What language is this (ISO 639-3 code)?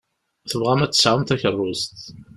kab